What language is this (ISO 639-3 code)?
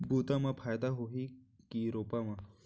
hne